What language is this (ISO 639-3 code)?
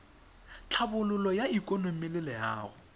tsn